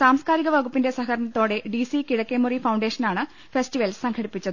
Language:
Malayalam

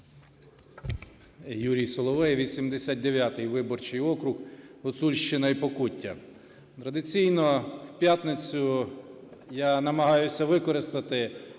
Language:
Ukrainian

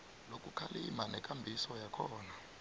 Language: South Ndebele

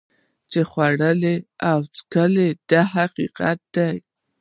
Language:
Pashto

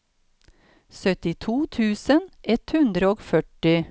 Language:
Norwegian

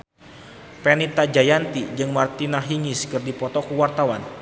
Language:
Sundanese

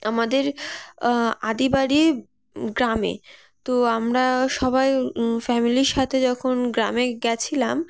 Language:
Bangla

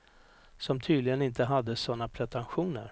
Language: Swedish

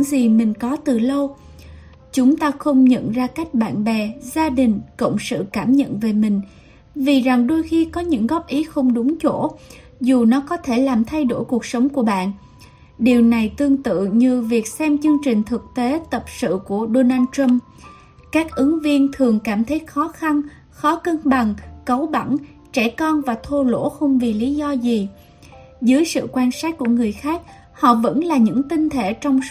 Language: Vietnamese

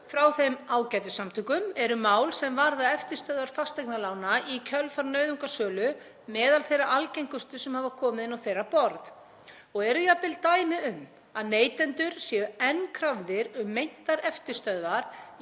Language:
Icelandic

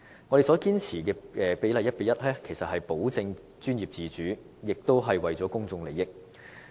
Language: Cantonese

